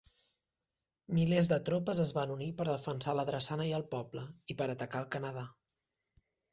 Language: Catalan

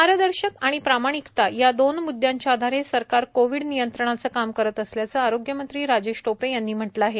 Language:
Marathi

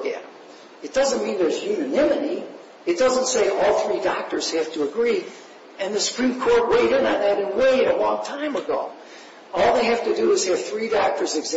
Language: English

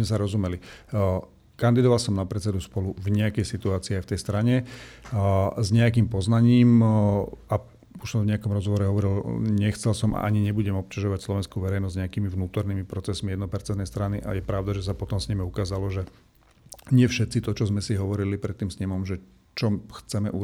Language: Slovak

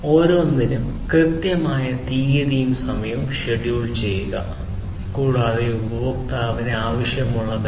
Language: Malayalam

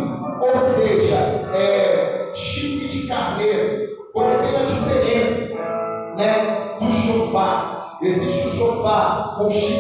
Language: Portuguese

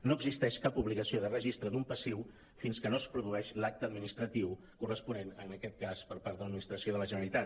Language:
Catalan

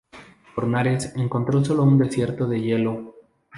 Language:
Spanish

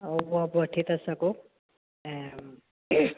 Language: Sindhi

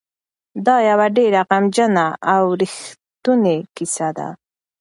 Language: Pashto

